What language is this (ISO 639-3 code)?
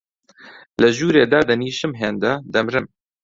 ckb